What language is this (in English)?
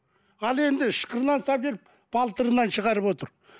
Kazakh